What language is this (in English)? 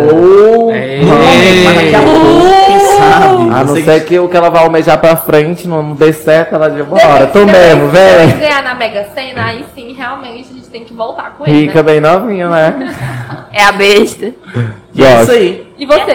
Portuguese